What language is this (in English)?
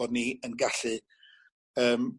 Welsh